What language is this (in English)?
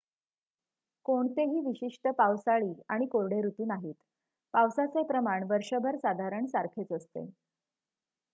Marathi